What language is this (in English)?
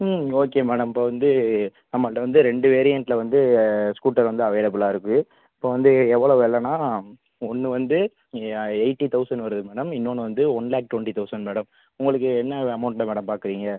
Tamil